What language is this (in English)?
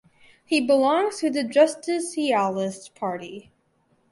English